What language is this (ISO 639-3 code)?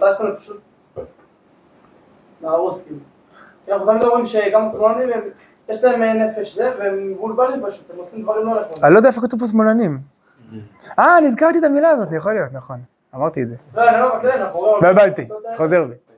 heb